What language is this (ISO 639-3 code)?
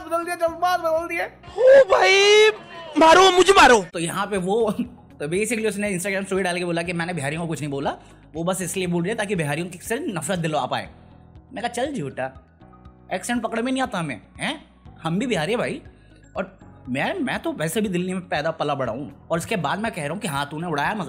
hin